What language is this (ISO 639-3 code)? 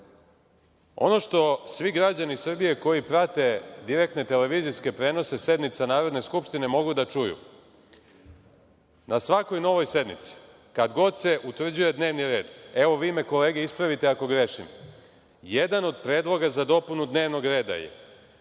srp